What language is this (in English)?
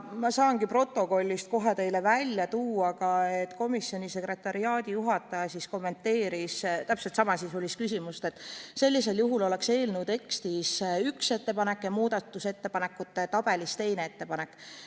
Estonian